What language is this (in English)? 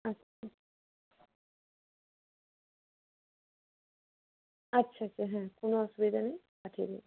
Bangla